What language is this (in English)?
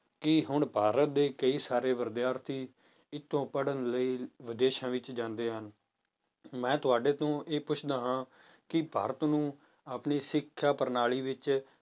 Punjabi